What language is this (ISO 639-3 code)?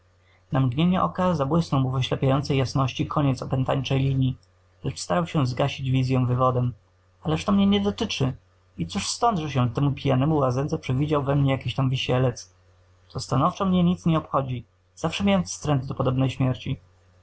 pol